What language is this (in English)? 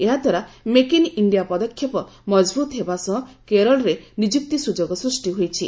Odia